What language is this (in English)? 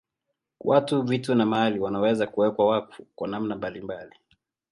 Swahili